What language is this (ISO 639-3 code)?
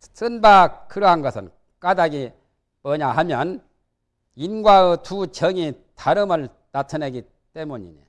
kor